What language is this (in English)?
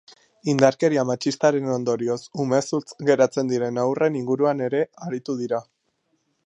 Basque